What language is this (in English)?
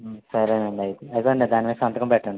Telugu